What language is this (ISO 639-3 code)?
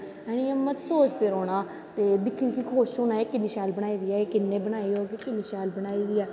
doi